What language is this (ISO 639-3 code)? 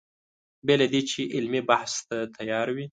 pus